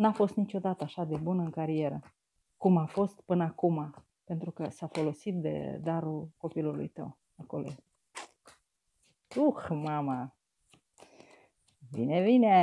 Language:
Romanian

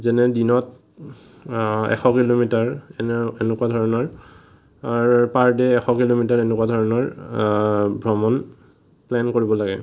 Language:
Assamese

